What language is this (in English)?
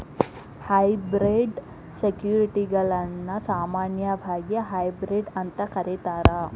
Kannada